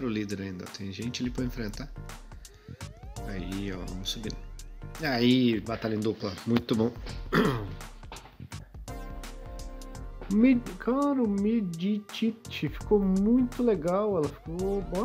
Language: Portuguese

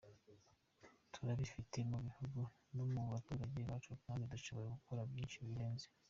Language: Kinyarwanda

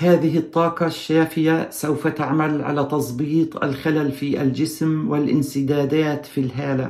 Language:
Arabic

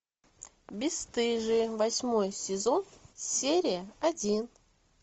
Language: Russian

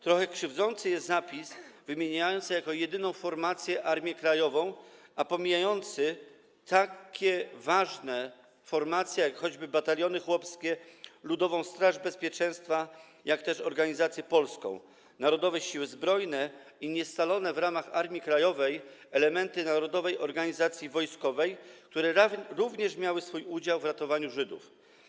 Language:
Polish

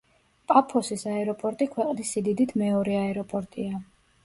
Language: Georgian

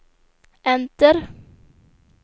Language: Swedish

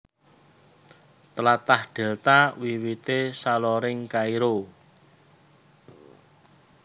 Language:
Javanese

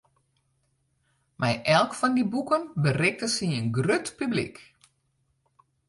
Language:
Western Frisian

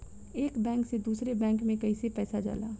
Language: Bhojpuri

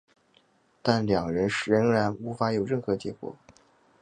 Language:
Chinese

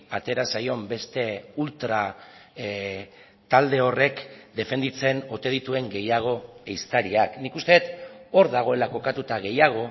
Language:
Basque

